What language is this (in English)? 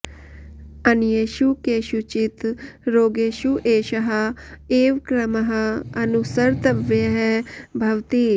Sanskrit